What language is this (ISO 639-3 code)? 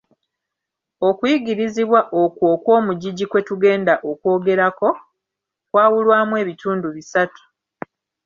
lug